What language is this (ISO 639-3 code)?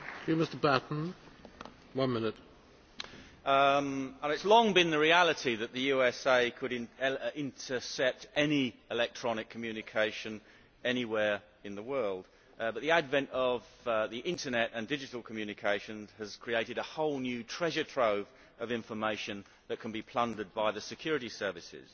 eng